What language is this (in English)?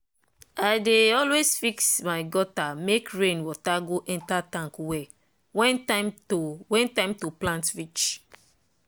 Nigerian Pidgin